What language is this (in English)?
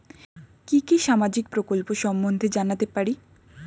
Bangla